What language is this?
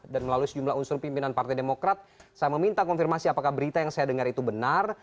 Indonesian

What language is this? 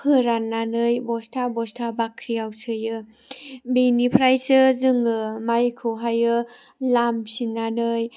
Bodo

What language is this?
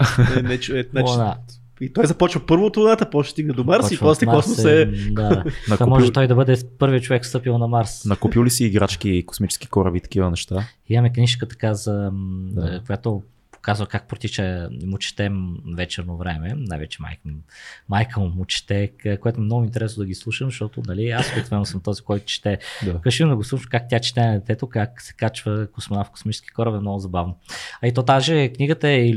Bulgarian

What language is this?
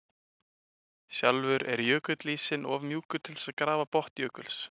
Icelandic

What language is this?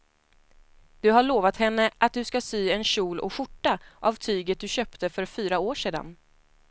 Swedish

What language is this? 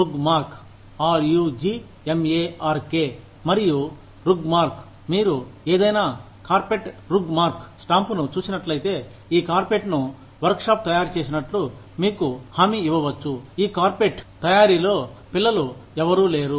Telugu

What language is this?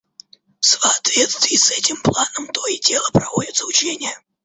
Russian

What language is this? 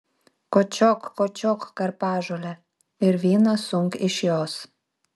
Lithuanian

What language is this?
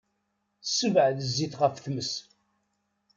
Kabyle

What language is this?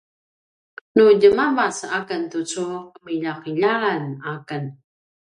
Paiwan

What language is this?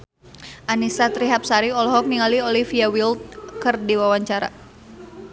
Sundanese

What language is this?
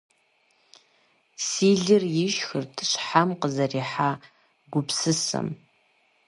Kabardian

